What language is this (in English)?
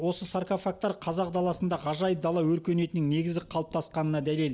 Kazakh